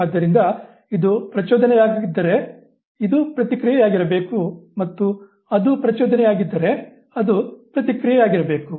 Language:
Kannada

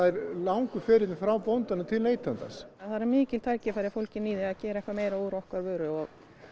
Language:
Icelandic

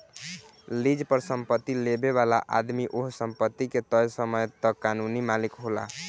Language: Bhojpuri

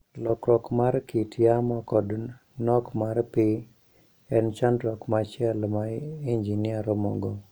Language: Luo (Kenya and Tanzania)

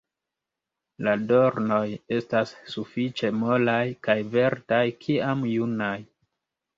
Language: Esperanto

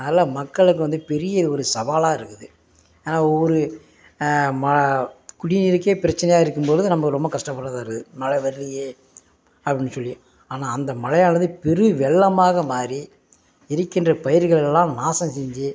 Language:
Tamil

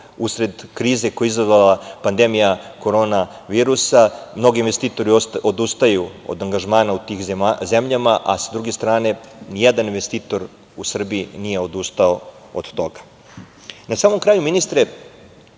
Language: Serbian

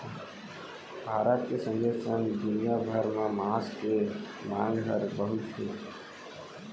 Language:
Chhattisgarhi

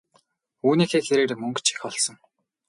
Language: Mongolian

